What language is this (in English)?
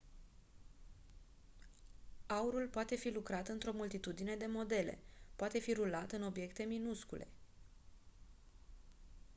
Romanian